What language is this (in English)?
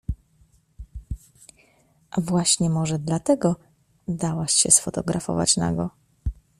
Polish